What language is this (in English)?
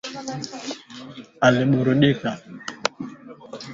Swahili